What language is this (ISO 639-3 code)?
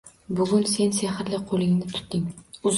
uzb